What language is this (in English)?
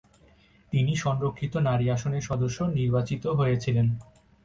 Bangla